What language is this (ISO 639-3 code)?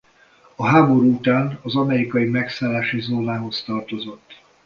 hun